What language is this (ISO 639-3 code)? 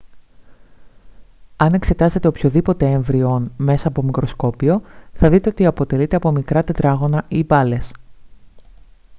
ell